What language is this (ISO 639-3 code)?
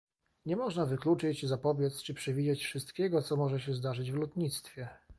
pol